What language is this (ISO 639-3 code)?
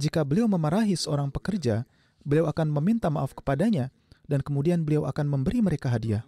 ind